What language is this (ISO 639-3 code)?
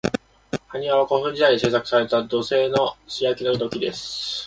jpn